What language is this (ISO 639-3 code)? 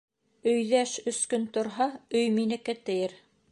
bak